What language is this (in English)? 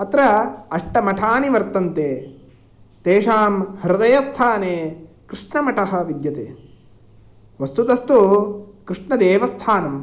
Sanskrit